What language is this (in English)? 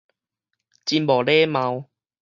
Min Nan Chinese